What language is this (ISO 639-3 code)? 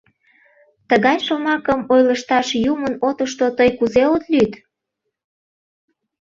chm